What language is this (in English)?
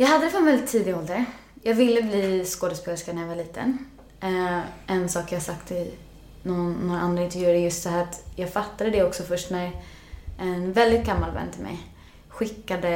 Swedish